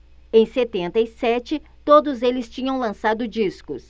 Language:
Portuguese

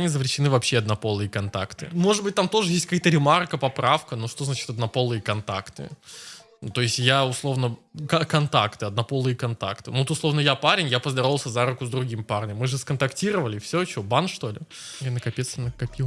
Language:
Russian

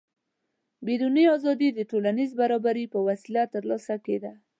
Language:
Pashto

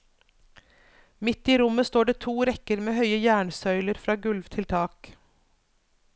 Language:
Norwegian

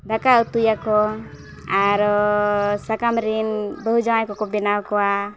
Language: Santali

